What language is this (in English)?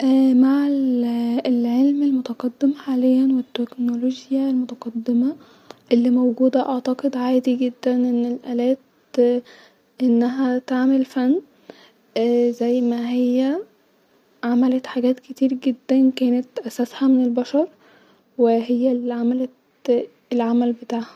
Egyptian Arabic